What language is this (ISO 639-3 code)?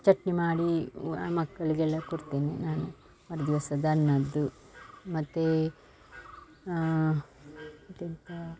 kan